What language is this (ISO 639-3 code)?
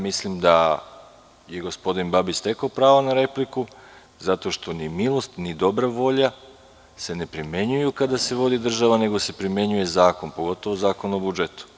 srp